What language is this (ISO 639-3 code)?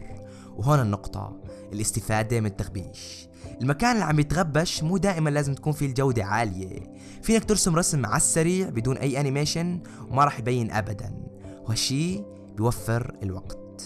ara